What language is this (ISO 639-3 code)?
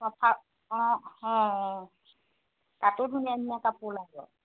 asm